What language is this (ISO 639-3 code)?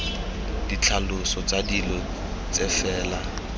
tsn